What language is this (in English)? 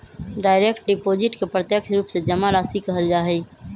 Magahi